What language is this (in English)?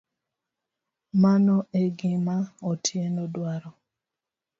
Luo (Kenya and Tanzania)